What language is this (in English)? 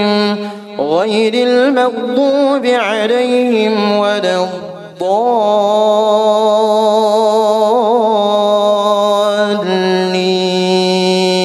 Arabic